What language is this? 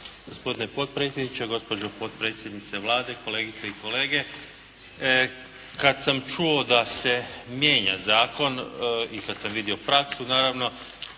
Croatian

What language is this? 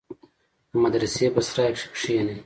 Pashto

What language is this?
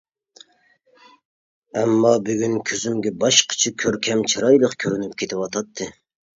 Uyghur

